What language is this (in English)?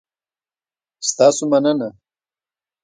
Pashto